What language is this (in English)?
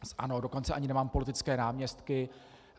Czech